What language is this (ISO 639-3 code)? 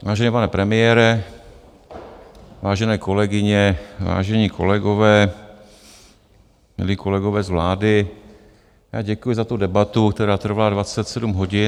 ces